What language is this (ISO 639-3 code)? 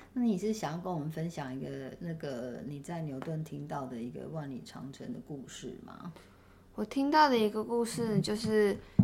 zho